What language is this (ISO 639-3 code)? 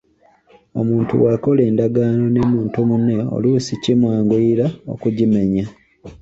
lug